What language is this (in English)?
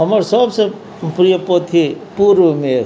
Maithili